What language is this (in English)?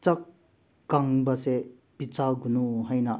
Manipuri